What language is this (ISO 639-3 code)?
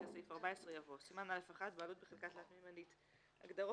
heb